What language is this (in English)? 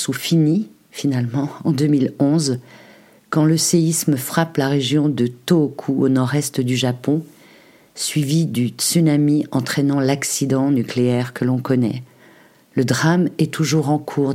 French